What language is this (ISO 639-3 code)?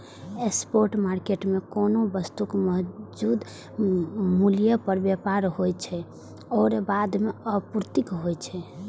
mai